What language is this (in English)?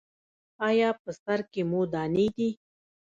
Pashto